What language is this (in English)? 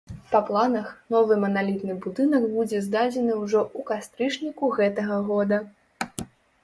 Belarusian